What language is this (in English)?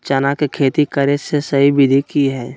Magahi